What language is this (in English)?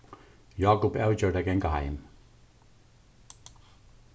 Faroese